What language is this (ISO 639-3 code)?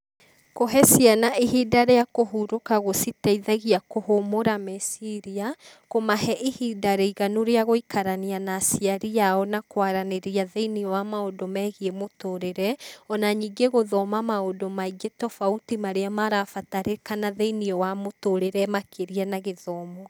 kik